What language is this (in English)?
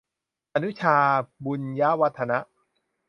Thai